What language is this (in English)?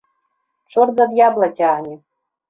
Belarusian